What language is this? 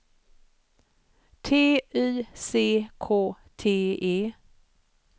Swedish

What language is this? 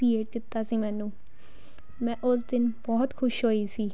Punjabi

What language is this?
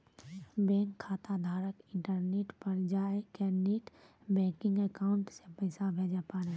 Maithili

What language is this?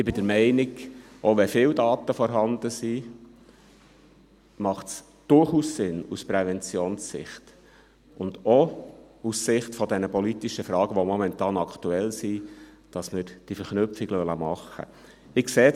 Swiss German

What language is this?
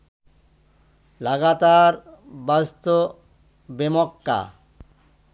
Bangla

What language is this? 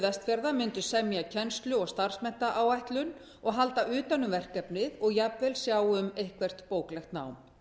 Icelandic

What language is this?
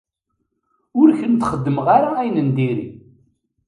Kabyle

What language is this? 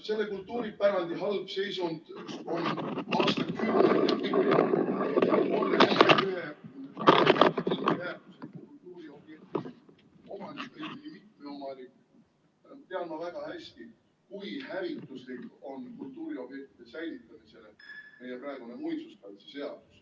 Estonian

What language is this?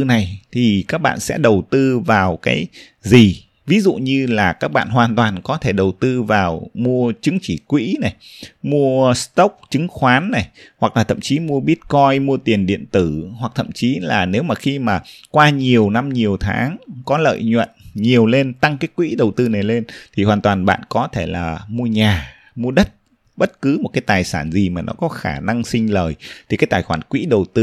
Vietnamese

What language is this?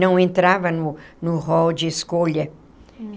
Portuguese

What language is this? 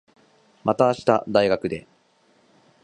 Japanese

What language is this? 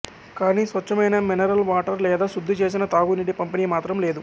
Telugu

